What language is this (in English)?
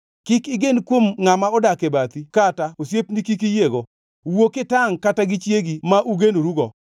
Luo (Kenya and Tanzania)